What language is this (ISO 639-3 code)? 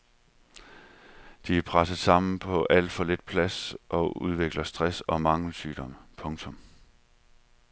dan